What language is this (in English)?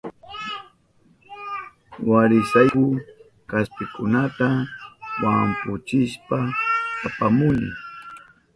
Southern Pastaza Quechua